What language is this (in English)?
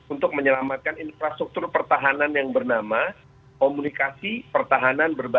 Indonesian